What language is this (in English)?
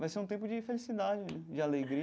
Portuguese